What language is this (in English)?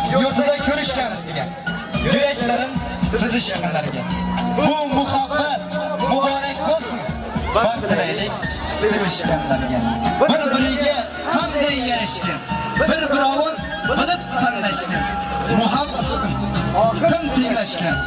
Turkish